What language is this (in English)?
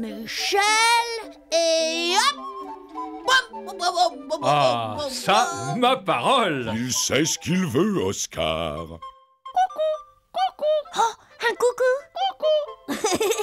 French